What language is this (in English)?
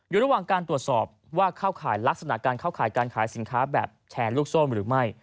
Thai